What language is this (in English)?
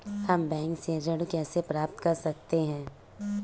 Hindi